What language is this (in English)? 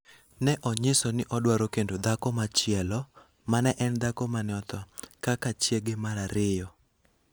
Luo (Kenya and Tanzania)